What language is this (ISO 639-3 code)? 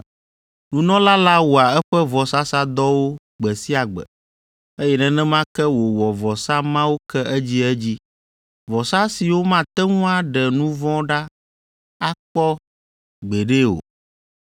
ewe